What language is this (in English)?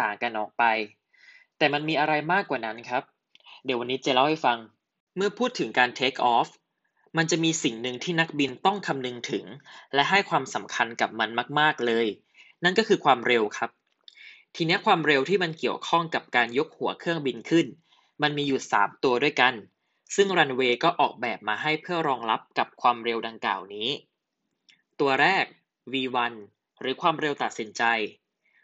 Thai